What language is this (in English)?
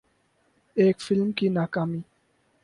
Urdu